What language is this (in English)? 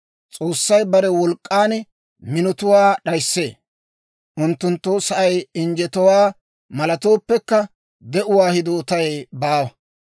Dawro